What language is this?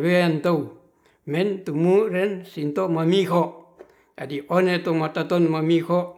Ratahan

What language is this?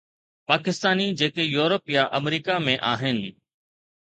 Sindhi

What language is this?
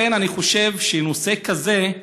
Hebrew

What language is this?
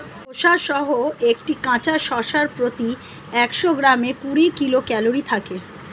Bangla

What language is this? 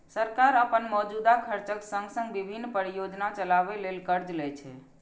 Maithili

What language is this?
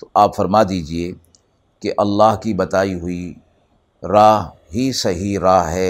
Urdu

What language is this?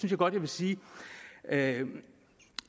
Danish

